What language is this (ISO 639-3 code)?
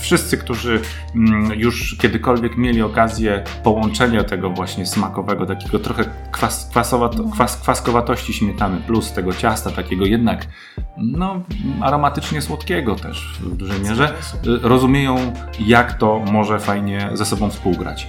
pol